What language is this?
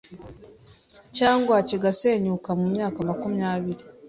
Kinyarwanda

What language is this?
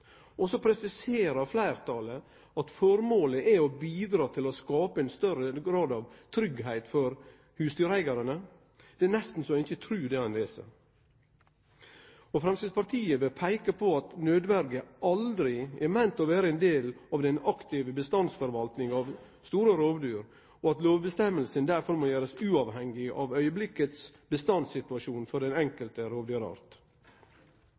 Norwegian Nynorsk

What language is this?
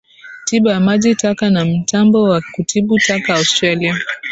Swahili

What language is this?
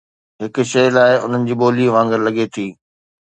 Sindhi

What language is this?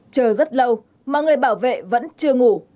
Vietnamese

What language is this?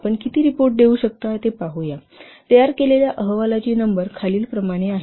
Marathi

